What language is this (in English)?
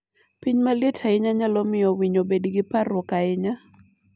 Luo (Kenya and Tanzania)